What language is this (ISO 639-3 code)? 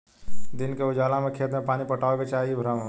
bho